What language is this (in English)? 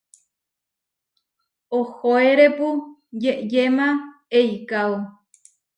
Huarijio